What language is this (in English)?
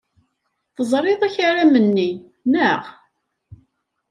Kabyle